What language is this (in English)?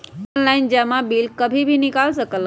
Magahi